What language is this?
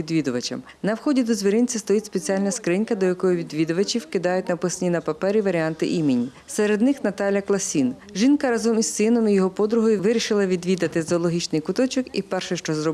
Ukrainian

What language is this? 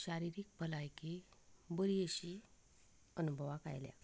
Konkani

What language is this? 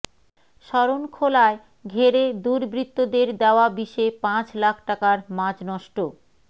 Bangla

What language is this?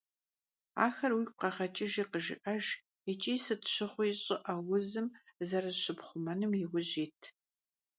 Kabardian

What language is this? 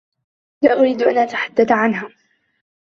Arabic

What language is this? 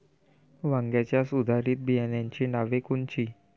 Marathi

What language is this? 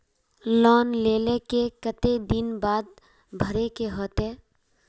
Magahi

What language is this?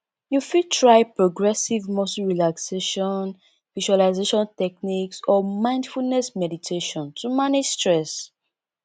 Nigerian Pidgin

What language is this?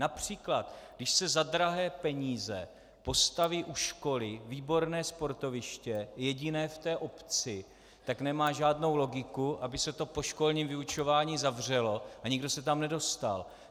Czech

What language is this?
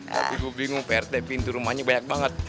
Indonesian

